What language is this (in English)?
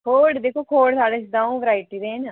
Dogri